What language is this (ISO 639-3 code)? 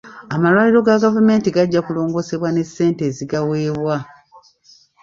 lug